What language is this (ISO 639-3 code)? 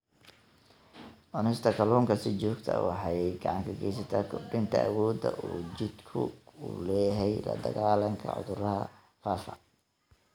som